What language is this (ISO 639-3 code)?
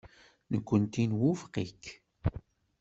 kab